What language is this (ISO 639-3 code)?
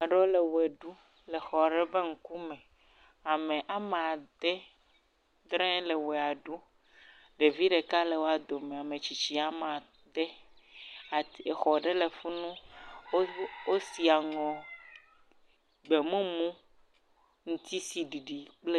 ewe